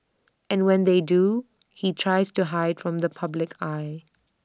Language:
English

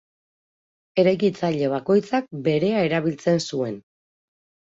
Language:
Basque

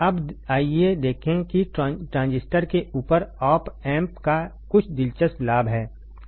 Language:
Hindi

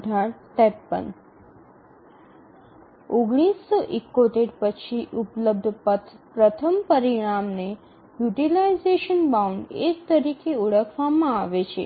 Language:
Gujarati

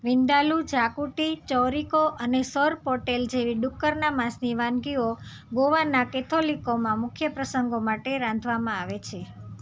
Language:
Gujarati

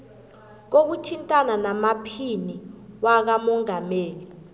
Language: South Ndebele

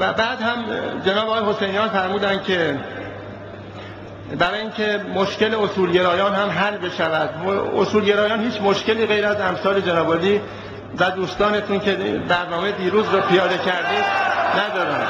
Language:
Persian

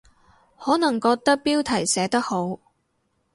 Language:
Cantonese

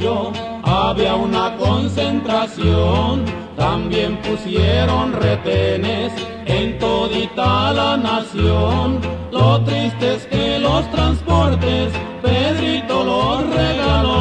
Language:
Spanish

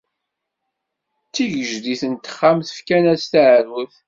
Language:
Kabyle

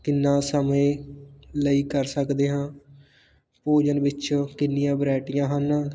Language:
Punjabi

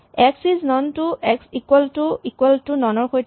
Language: Assamese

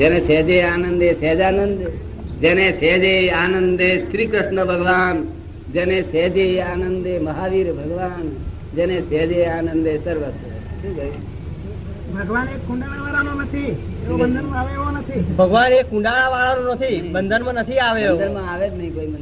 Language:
Gujarati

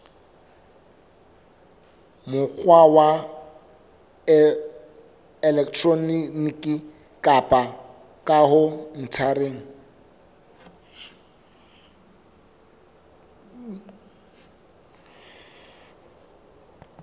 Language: Southern Sotho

